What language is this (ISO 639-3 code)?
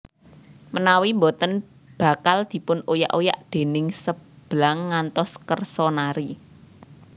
jav